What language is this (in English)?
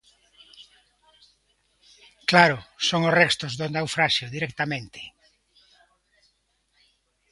Galician